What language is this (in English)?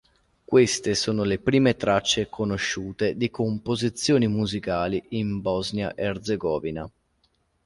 Italian